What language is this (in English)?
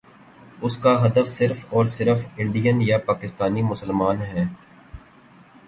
Urdu